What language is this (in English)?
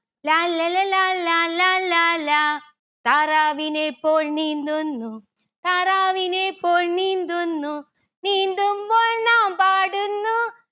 Malayalam